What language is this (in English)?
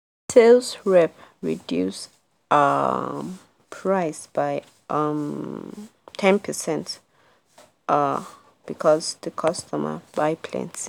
Nigerian Pidgin